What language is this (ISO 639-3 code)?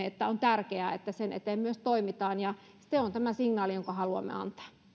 fin